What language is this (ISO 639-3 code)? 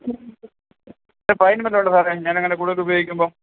mal